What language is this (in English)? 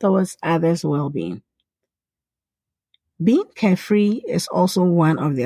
English